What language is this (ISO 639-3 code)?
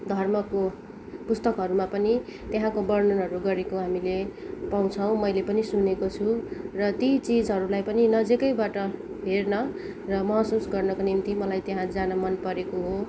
nep